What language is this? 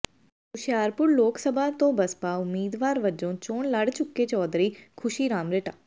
Punjabi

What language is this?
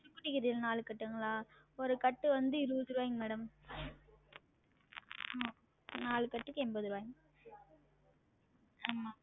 Tamil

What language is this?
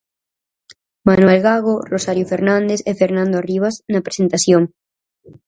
Galician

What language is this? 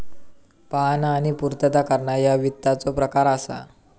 Marathi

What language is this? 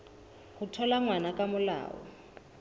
Southern Sotho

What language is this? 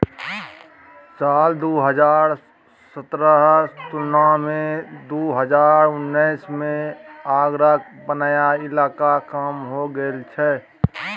Maithili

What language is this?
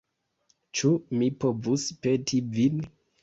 Esperanto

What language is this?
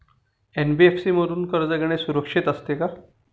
Marathi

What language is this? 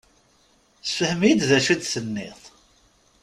Kabyle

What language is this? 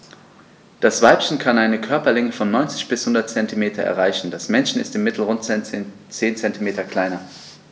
German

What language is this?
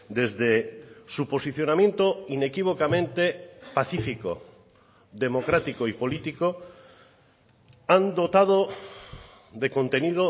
Spanish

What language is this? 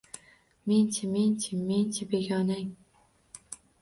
Uzbek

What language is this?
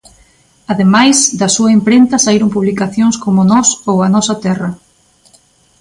Galician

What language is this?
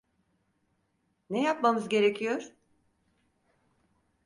Turkish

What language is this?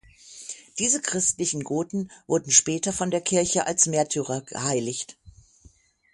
German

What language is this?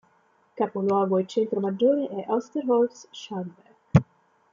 Italian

